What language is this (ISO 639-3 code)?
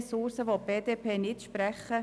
gsw